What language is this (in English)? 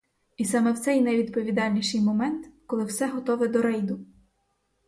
Ukrainian